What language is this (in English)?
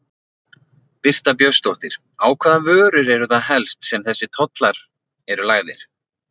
Icelandic